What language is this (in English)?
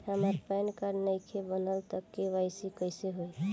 Bhojpuri